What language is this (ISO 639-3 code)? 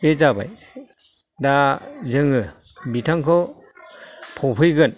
brx